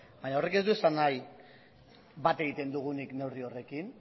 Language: Basque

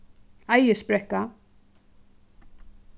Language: Faroese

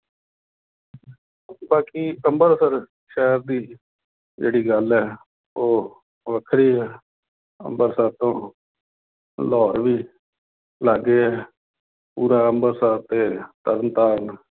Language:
Punjabi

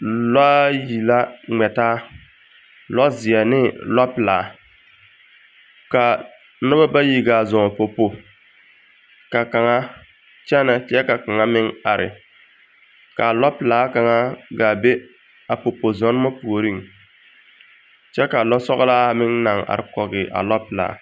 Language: Southern Dagaare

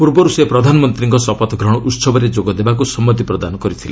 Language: Odia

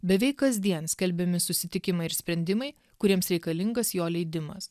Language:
Lithuanian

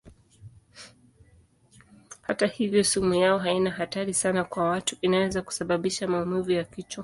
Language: Swahili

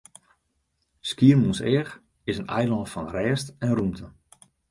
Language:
Western Frisian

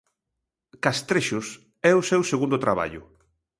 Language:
Galician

